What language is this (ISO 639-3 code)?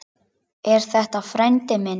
isl